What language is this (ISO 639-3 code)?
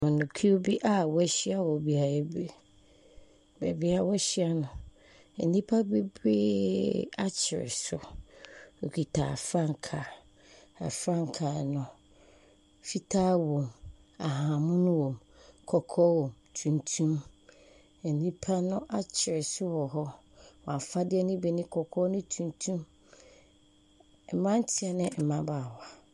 aka